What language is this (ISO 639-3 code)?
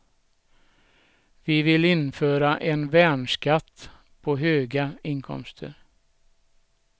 swe